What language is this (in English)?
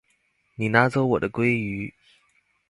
Chinese